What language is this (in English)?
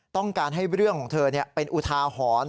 Thai